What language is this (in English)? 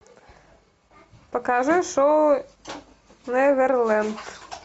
Russian